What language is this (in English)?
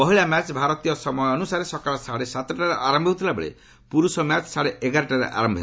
Odia